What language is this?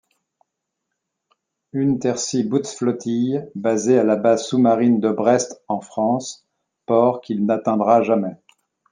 French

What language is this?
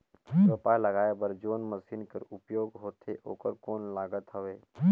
Chhattisgarhi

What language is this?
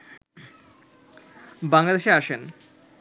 Bangla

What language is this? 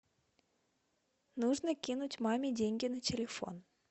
Russian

